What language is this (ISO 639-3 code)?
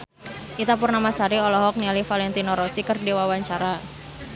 sun